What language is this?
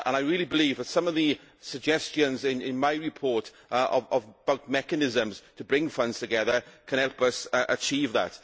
English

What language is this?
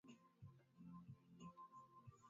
Swahili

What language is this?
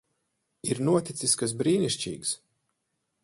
Latvian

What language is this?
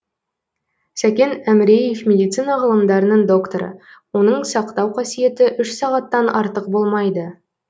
Kazakh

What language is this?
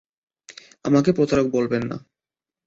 Bangla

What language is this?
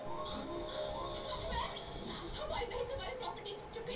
Bhojpuri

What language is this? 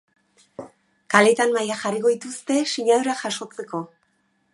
Basque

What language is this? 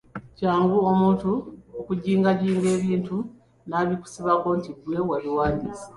Ganda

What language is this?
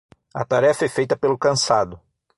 Portuguese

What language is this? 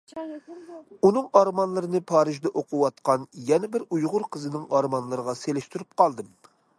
Uyghur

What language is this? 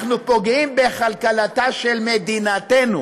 Hebrew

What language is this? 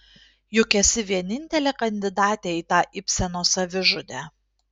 Lithuanian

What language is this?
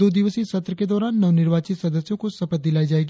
Hindi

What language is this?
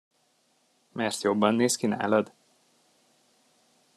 Hungarian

